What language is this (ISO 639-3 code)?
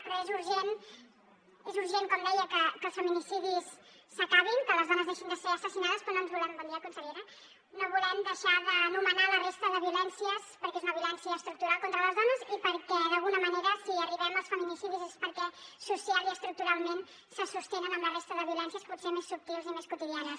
cat